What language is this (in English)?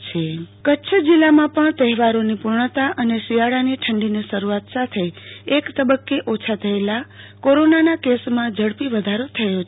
Gujarati